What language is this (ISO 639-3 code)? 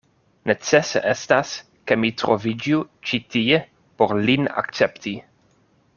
epo